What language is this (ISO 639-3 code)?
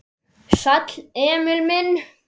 isl